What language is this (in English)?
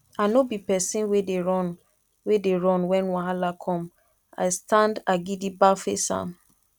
Nigerian Pidgin